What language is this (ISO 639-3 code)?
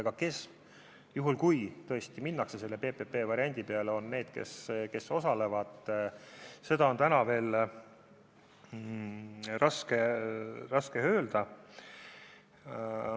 est